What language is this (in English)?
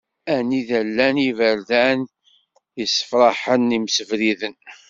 Kabyle